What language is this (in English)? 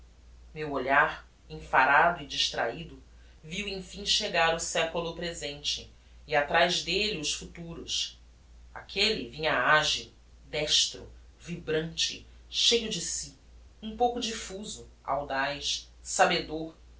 Portuguese